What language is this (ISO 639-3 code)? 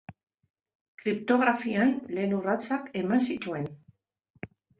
eus